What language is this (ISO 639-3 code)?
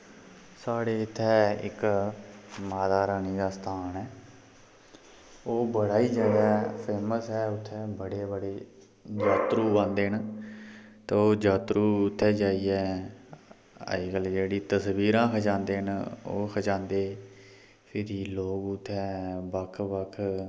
doi